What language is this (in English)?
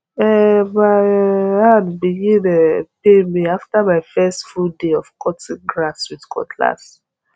Nigerian Pidgin